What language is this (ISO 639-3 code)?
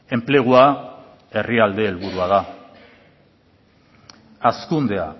eus